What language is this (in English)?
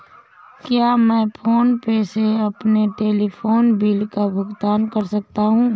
Hindi